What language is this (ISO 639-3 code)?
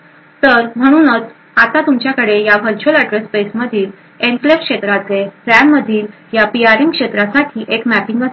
mar